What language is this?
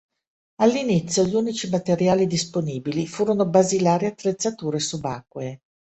Italian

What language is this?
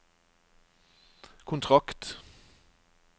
Norwegian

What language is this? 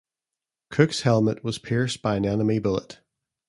English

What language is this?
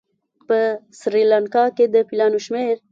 Pashto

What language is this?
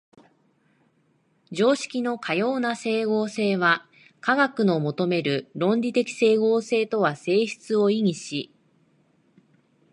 Japanese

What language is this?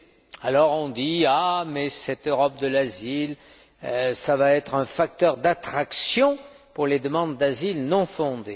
French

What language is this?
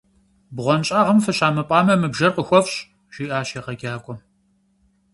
Kabardian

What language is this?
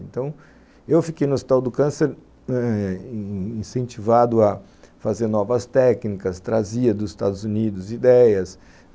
Portuguese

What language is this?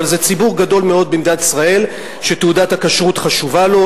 Hebrew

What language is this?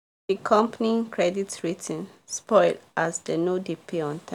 Nigerian Pidgin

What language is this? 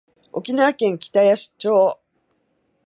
Japanese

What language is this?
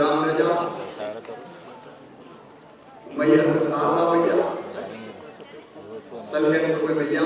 Hindi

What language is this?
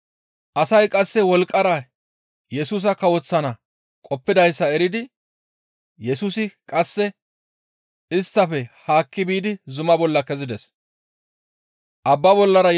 Gamo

